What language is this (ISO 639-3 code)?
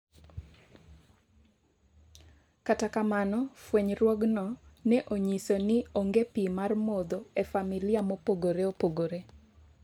luo